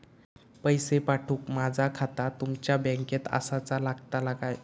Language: Marathi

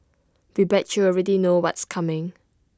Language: English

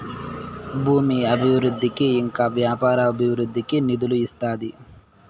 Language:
Telugu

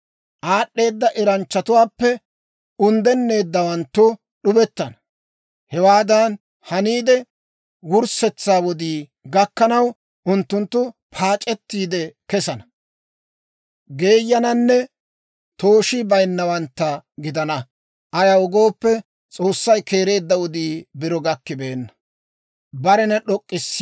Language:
Dawro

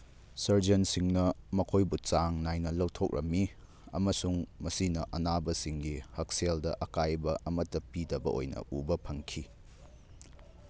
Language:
Manipuri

